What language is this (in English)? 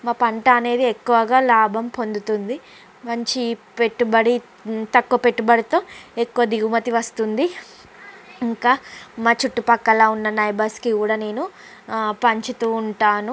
Telugu